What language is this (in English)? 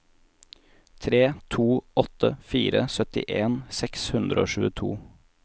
Norwegian